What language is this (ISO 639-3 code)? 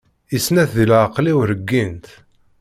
kab